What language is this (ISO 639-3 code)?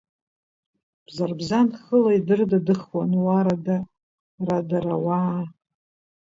abk